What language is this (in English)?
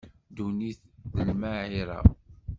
Kabyle